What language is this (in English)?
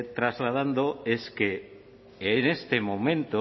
Spanish